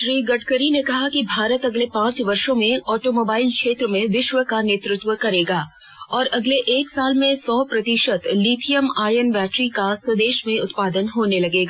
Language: Hindi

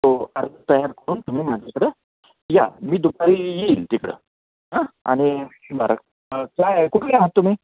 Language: Marathi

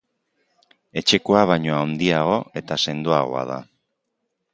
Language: Basque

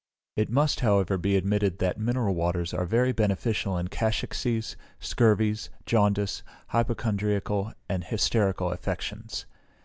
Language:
English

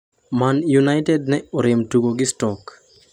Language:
Luo (Kenya and Tanzania)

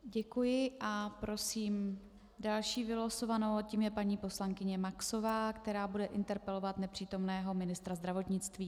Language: Czech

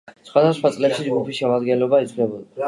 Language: Georgian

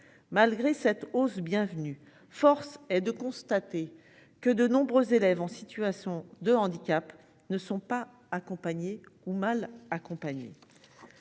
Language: French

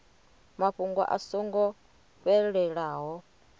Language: Venda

